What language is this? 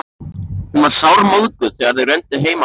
Icelandic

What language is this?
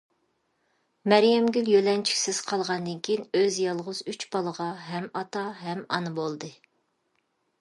Uyghur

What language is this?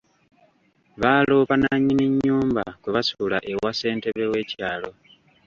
Ganda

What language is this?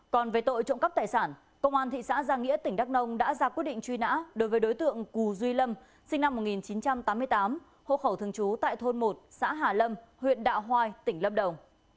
Vietnamese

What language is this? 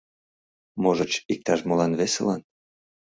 Mari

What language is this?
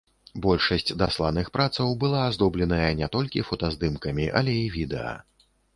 Belarusian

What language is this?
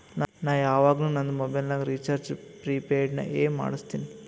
Kannada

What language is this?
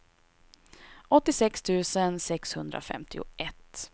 Swedish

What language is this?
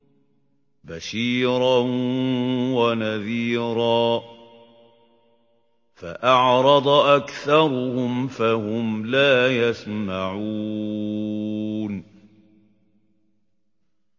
Arabic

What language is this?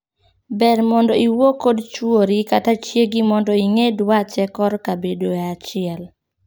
Luo (Kenya and Tanzania)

